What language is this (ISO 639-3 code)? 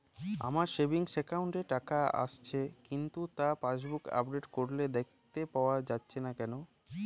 ben